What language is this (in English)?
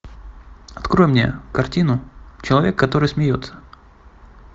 Russian